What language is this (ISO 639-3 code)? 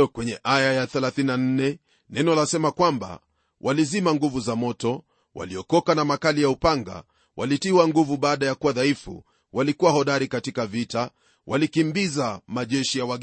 swa